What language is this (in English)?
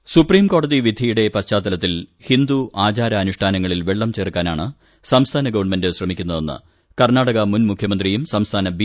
Malayalam